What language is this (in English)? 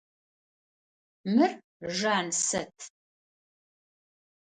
Adyghe